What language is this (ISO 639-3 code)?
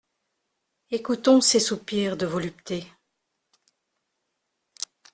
fra